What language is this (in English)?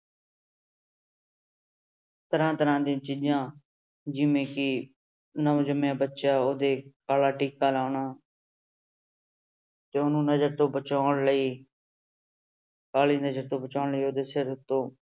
Punjabi